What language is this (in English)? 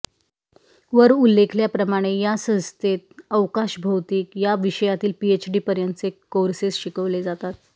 Marathi